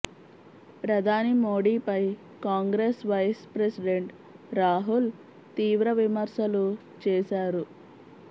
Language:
Telugu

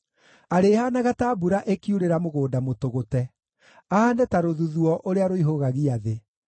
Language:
Kikuyu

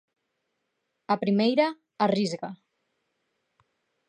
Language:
Galician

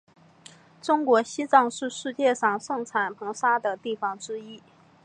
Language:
Chinese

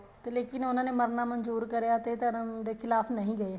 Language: Punjabi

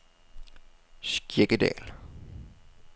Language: Danish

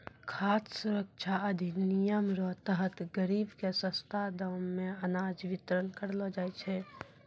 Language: Maithili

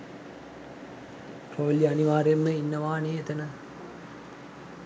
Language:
Sinhala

